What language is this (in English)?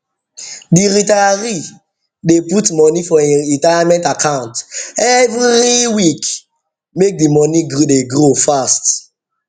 Nigerian Pidgin